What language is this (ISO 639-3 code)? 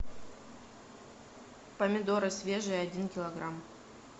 rus